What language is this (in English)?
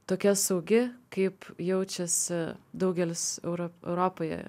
Lithuanian